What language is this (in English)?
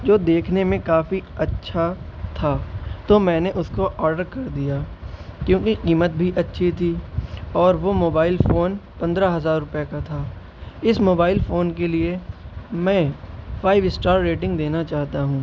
Urdu